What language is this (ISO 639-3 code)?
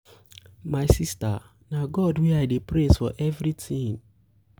pcm